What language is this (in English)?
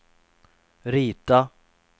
Swedish